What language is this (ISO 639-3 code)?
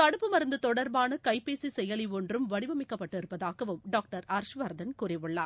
tam